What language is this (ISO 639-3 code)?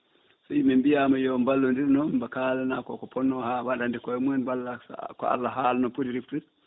ful